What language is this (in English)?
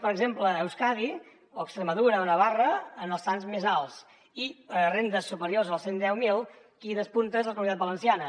Catalan